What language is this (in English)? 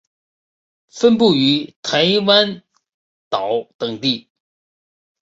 Chinese